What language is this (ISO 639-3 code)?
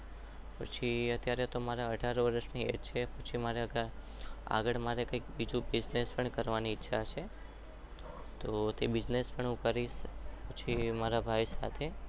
guj